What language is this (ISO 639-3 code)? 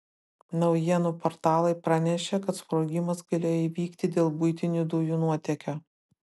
lit